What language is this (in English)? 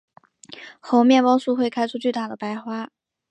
Chinese